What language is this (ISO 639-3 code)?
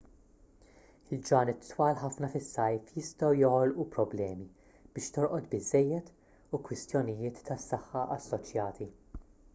mlt